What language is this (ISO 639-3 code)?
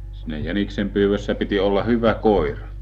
fin